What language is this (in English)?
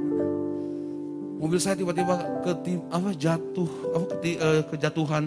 Indonesian